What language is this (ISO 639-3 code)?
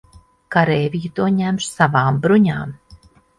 lav